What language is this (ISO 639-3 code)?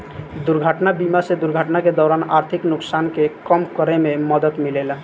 bho